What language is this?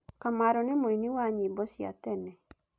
Kikuyu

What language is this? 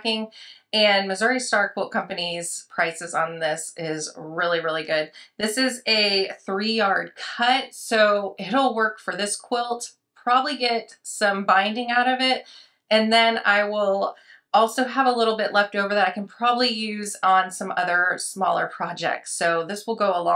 English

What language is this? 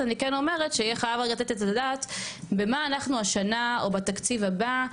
Hebrew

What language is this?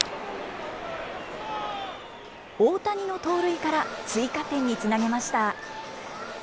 Japanese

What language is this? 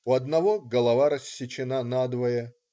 Russian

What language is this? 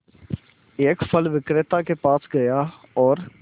Hindi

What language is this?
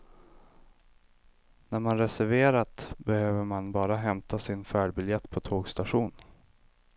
Swedish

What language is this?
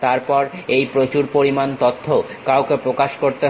Bangla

